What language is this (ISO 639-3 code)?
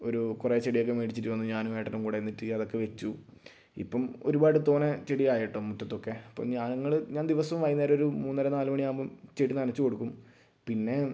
mal